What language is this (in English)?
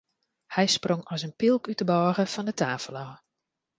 Western Frisian